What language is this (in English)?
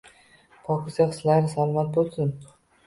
Uzbek